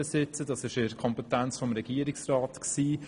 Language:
Swiss German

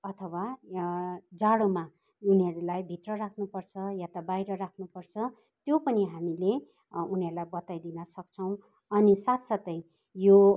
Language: Nepali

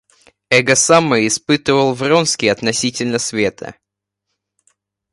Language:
Russian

